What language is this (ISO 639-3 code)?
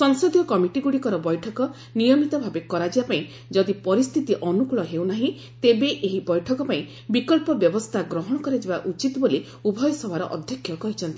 ori